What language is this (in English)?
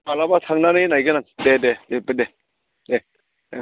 Bodo